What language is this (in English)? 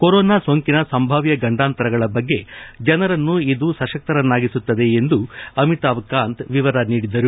Kannada